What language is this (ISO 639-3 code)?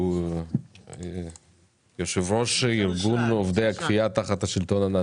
heb